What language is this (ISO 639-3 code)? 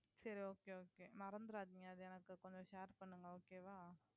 tam